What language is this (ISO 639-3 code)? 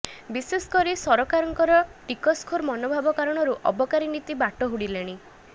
ori